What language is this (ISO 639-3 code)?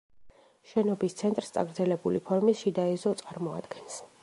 kat